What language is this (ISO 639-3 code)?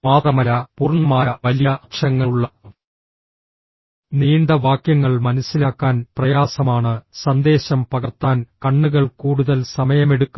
mal